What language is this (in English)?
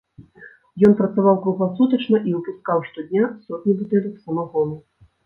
Belarusian